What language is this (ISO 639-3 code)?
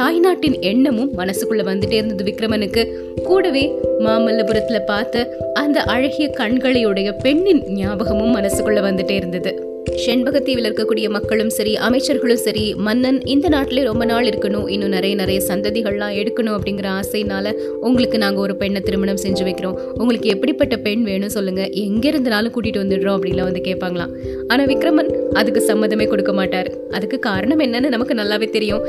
tam